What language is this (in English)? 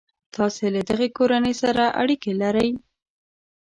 Pashto